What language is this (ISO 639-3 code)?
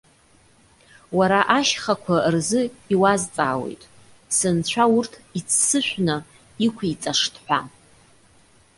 abk